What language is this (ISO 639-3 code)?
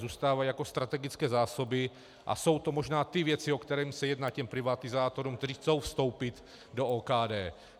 ces